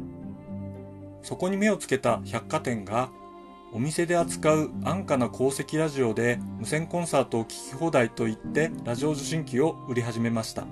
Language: Japanese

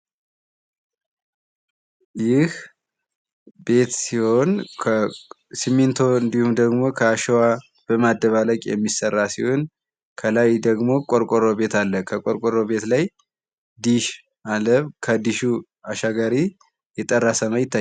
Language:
Amharic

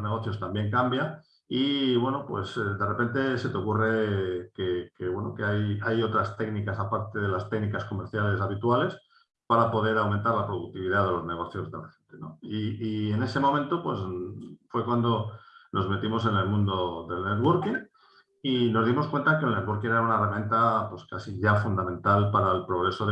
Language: Spanish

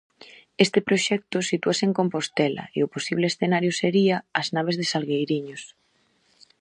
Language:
Galician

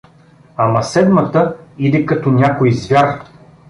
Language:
Bulgarian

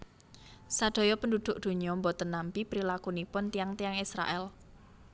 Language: Javanese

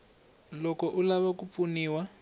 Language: Tsonga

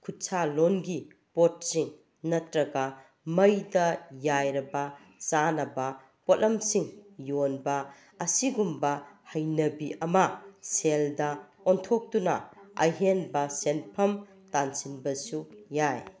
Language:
Manipuri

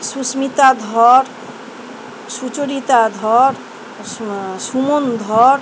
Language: Bangla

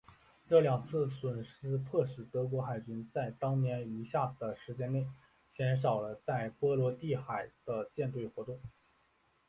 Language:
Chinese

